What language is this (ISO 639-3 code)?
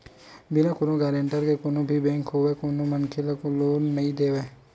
hne